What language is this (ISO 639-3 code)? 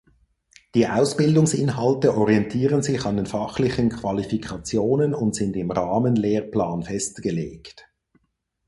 deu